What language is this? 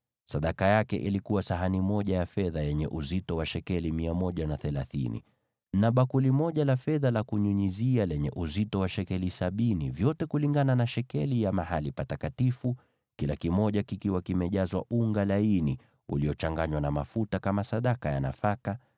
Swahili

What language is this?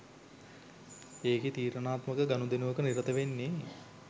Sinhala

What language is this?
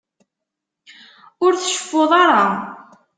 Kabyle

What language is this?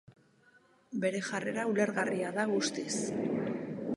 Basque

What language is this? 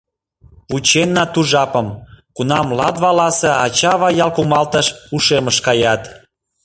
Mari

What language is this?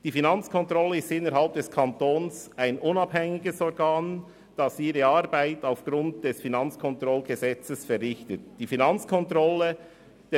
Swiss German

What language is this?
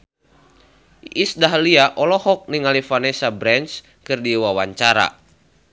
Sundanese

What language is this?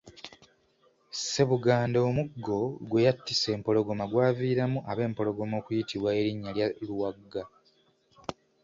Ganda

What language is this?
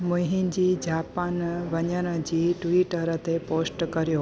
Sindhi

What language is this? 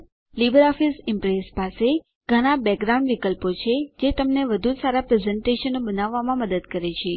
Gujarati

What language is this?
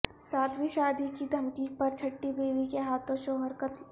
Urdu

